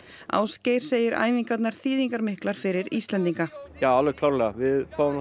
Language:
Icelandic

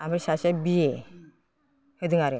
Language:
Bodo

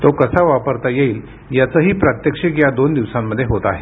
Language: Marathi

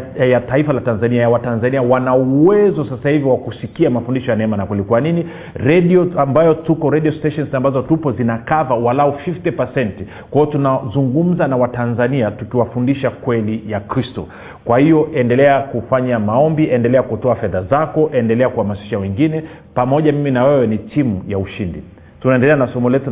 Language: Swahili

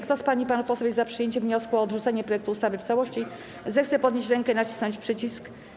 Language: Polish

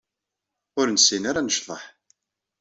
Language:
Kabyle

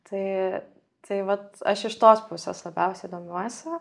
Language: Lithuanian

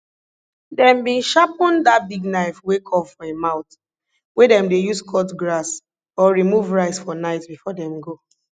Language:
Nigerian Pidgin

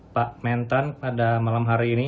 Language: Indonesian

